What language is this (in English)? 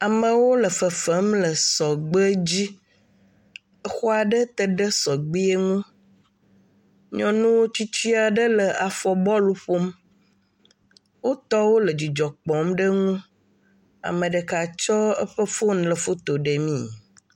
Ewe